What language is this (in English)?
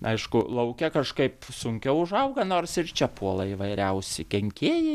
Lithuanian